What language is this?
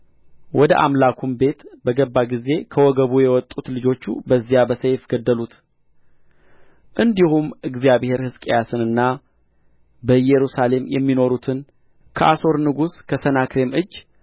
Amharic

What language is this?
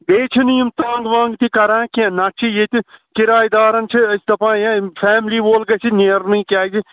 Kashmiri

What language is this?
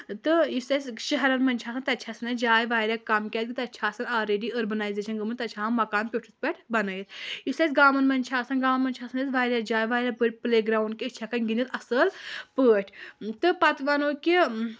Kashmiri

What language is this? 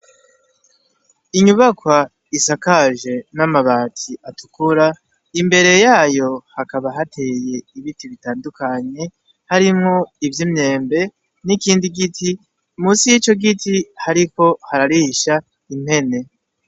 Rundi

